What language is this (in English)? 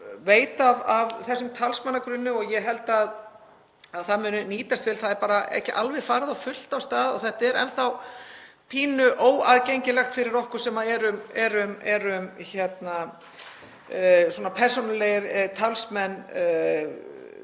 Icelandic